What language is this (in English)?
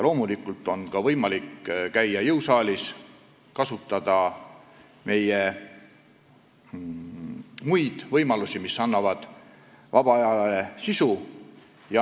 Estonian